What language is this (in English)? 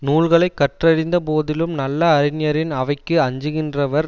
Tamil